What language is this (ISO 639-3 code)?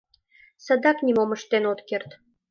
chm